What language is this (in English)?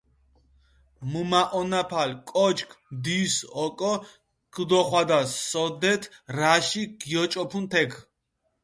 Mingrelian